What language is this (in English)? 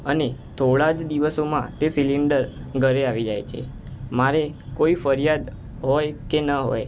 Gujarati